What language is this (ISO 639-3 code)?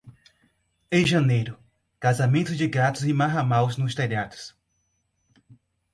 por